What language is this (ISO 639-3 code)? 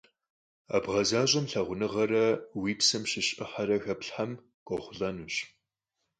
kbd